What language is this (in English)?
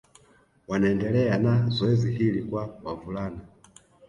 Swahili